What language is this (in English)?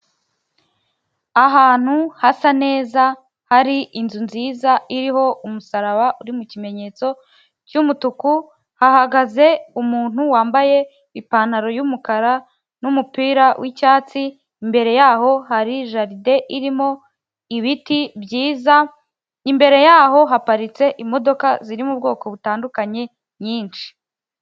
Kinyarwanda